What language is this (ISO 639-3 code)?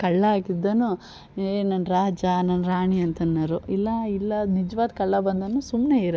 kan